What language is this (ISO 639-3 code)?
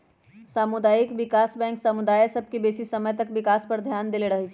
mag